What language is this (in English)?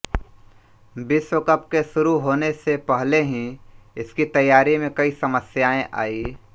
Hindi